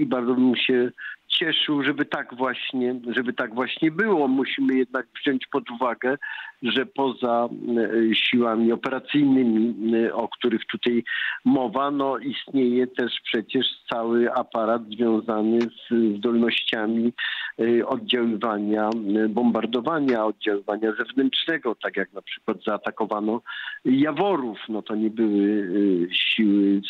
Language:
Polish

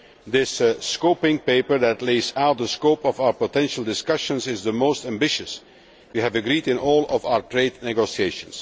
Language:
English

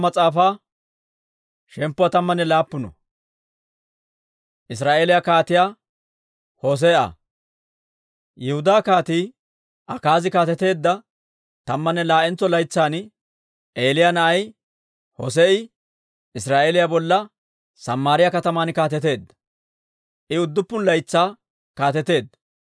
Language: Dawro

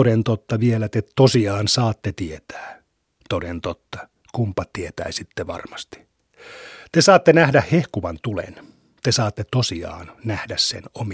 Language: Finnish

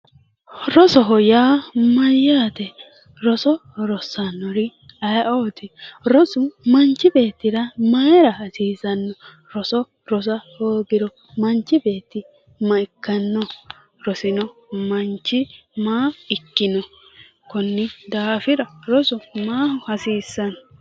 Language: Sidamo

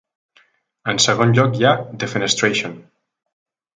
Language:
Catalan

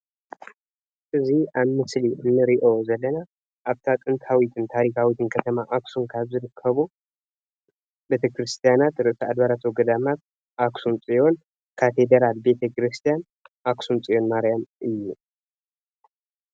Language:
Tigrinya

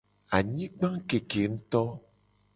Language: Gen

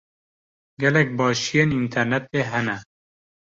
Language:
Kurdish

